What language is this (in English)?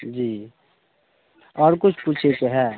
Maithili